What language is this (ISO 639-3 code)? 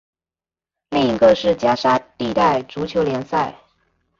zho